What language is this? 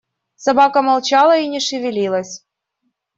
Russian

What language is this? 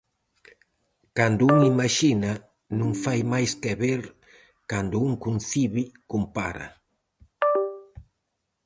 Galician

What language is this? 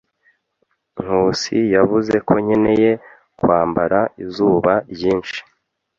Kinyarwanda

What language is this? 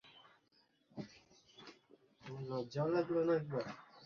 Bangla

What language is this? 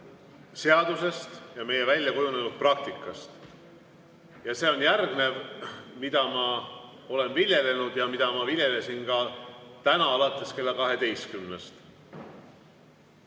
Estonian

